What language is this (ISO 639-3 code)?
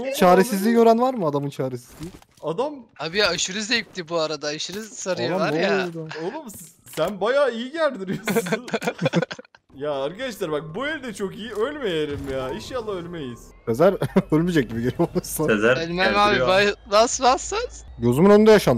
tur